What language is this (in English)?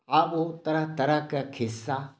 Maithili